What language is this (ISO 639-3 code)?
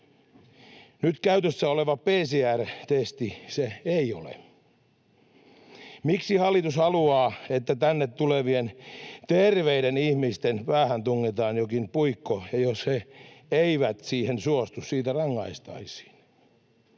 fin